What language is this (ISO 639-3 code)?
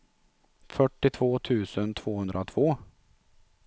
swe